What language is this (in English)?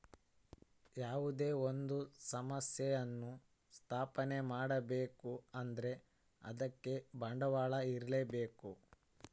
Kannada